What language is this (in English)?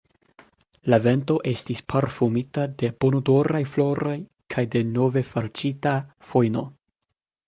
Esperanto